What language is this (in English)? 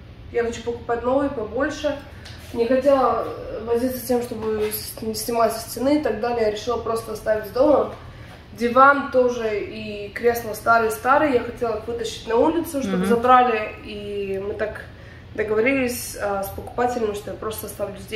Russian